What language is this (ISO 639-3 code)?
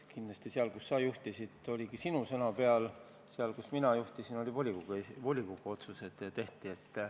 est